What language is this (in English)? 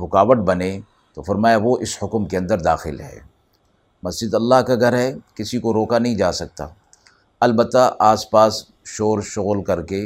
Urdu